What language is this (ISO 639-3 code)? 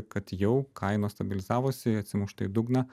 lit